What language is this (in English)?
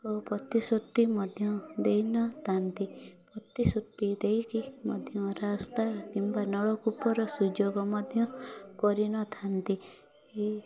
Odia